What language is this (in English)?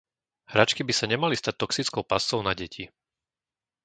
Slovak